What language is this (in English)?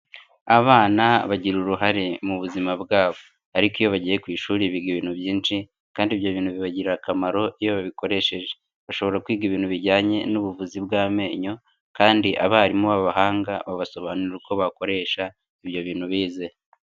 Kinyarwanda